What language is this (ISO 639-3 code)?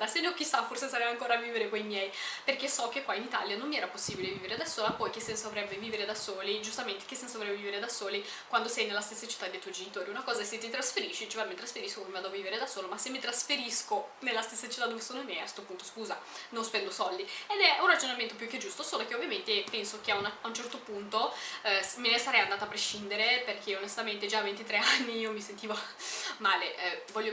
ita